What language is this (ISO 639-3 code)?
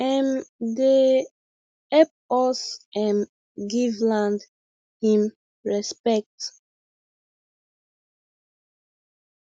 pcm